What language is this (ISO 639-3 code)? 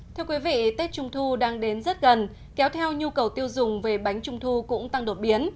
vie